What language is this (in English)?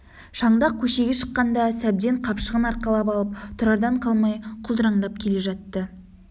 Kazakh